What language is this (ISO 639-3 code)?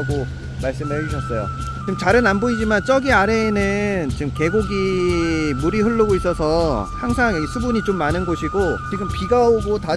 kor